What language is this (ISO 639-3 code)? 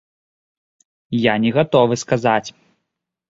bel